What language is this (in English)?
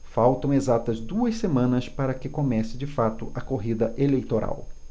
Portuguese